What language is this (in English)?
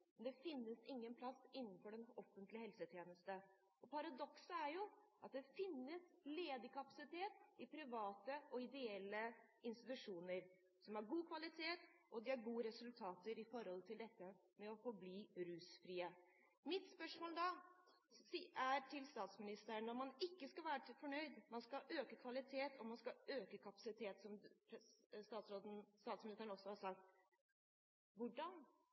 Norwegian Bokmål